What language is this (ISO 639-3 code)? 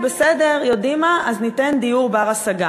heb